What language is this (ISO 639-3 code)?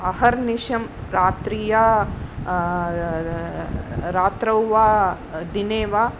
san